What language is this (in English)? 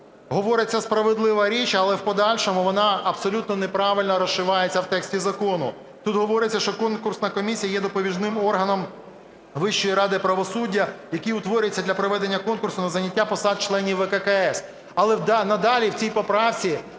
Ukrainian